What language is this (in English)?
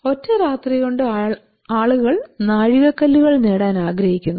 Malayalam